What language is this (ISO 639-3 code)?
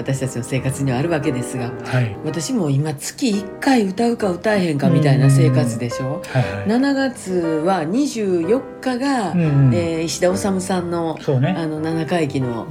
jpn